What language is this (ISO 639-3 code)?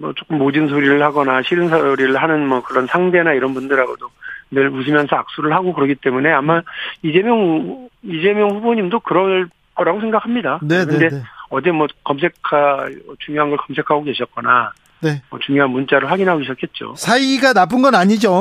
kor